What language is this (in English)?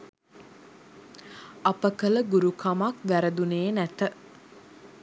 Sinhala